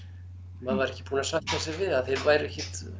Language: Icelandic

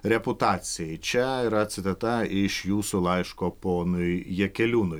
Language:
Lithuanian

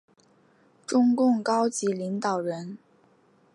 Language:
Chinese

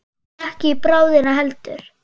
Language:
Icelandic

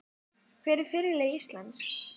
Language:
Icelandic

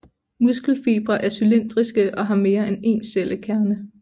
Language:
Danish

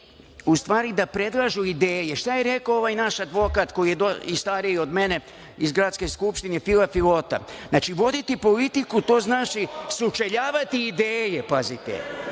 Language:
Serbian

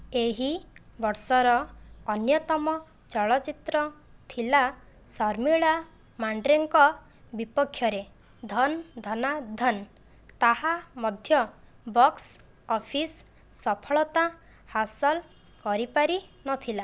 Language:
Odia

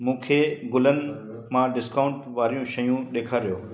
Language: Sindhi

